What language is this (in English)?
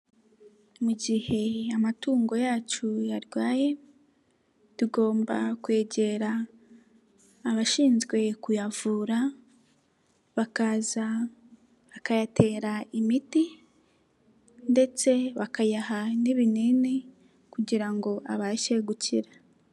Kinyarwanda